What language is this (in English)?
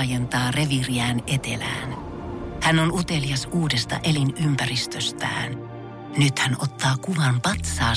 Finnish